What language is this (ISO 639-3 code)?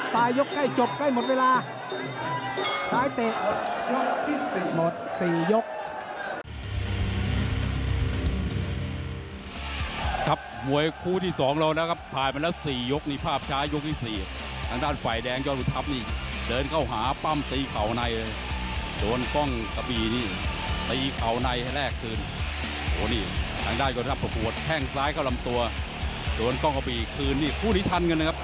tha